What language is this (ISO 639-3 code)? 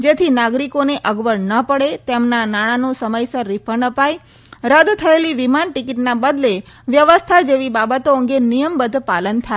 guj